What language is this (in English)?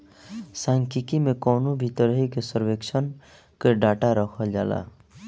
Bhojpuri